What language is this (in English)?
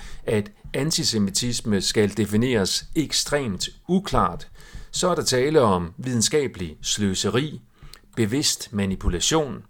Danish